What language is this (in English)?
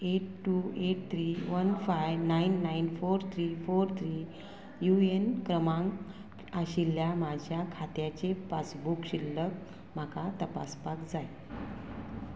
Konkani